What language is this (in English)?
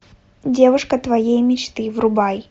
Russian